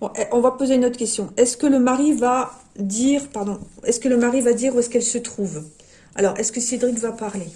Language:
French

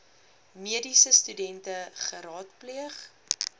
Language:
Afrikaans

